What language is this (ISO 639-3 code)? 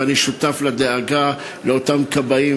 heb